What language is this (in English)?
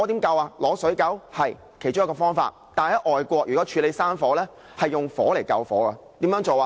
Cantonese